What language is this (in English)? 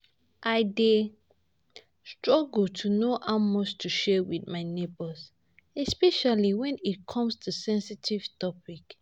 Nigerian Pidgin